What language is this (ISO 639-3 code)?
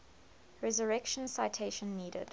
eng